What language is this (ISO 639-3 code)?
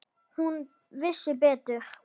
isl